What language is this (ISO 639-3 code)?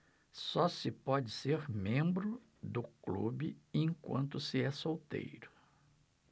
por